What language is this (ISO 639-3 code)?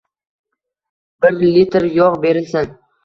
uzb